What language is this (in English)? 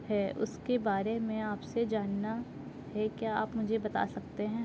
Urdu